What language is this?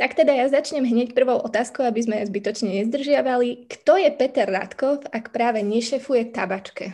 Slovak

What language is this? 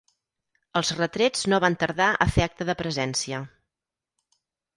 Catalan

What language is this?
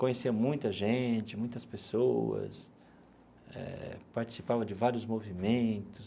Portuguese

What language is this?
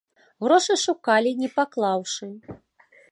Belarusian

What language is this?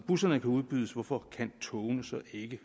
Danish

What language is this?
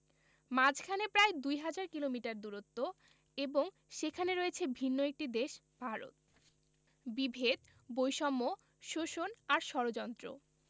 Bangla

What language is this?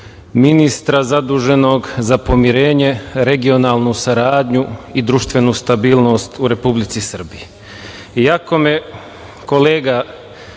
Serbian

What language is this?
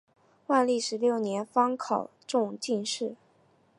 Chinese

